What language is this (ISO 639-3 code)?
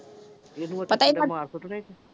pan